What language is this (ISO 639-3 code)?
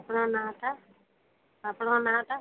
ori